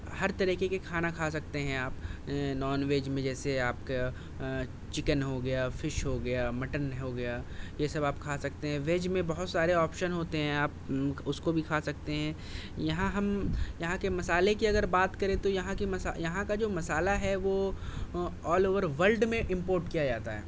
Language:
Urdu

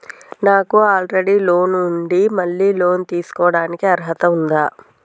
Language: Telugu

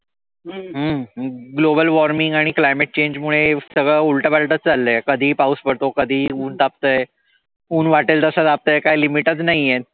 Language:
Marathi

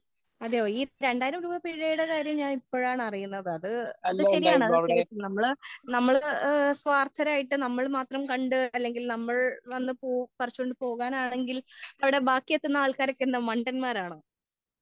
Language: Malayalam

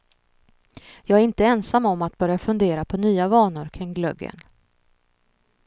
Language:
Swedish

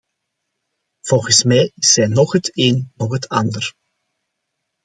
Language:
Dutch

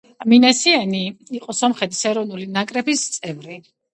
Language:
Georgian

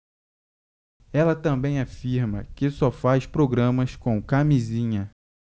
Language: Portuguese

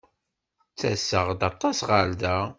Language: Kabyle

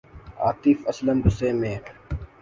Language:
Urdu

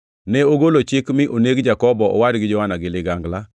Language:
Luo (Kenya and Tanzania)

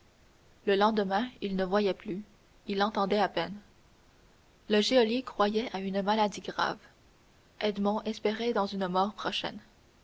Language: French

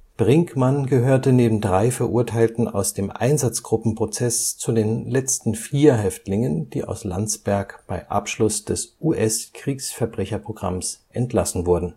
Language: German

